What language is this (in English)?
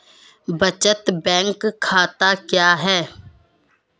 Hindi